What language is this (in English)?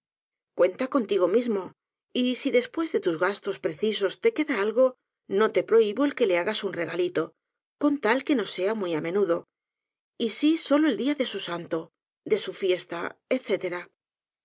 Spanish